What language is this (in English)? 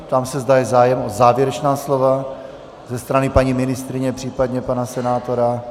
Czech